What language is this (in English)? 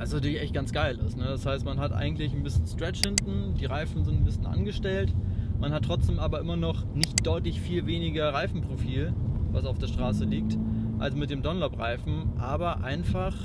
German